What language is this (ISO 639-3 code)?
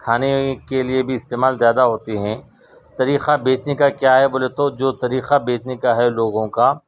urd